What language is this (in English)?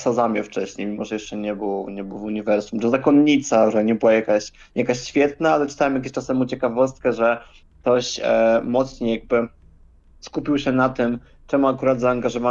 Polish